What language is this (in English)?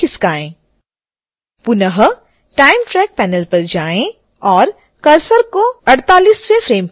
Hindi